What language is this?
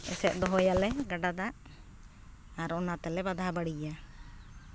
Santali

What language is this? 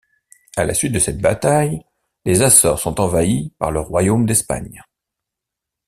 French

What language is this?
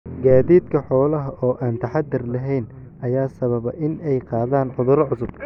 Somali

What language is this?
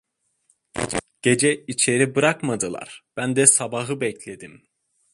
Turkish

